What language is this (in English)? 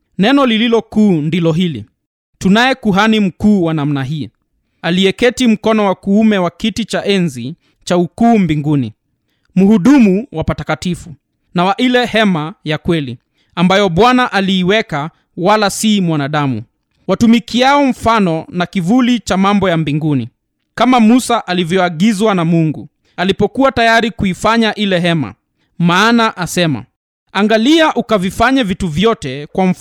Swahili